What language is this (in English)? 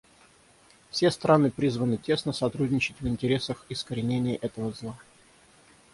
Russian